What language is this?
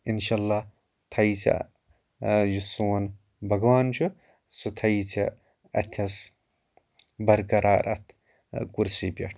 Kashmiri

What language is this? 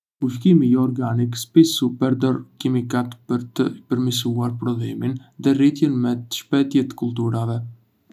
Arbëreshë Albanian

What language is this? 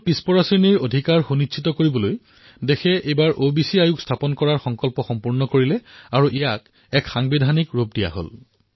Assamese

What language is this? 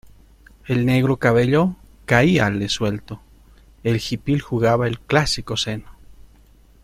Spanish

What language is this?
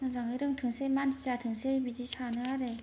Bodo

